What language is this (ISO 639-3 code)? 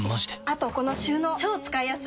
jpn